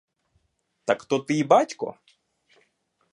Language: Ukrainian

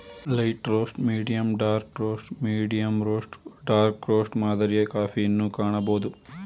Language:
Kannada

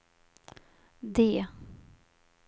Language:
Swedish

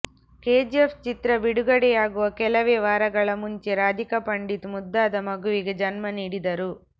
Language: Kannada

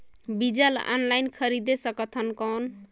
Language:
Chhattisgarhi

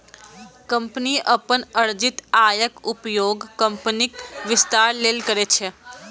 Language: Maithili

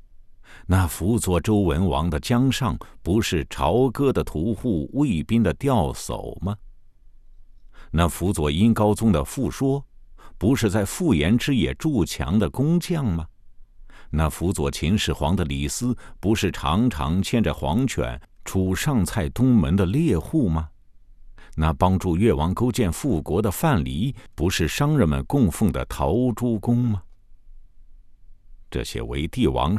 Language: Chinese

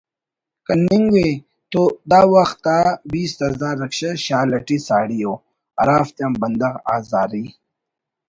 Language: Brahui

